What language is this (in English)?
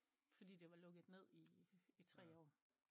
Danish